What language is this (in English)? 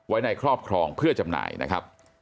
Thai